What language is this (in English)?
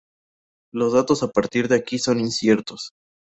Spanish